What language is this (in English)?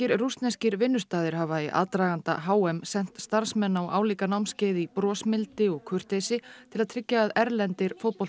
Icelandic